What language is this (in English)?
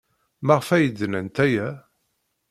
Kabyle